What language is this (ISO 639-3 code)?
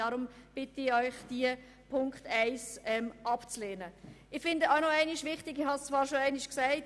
gsw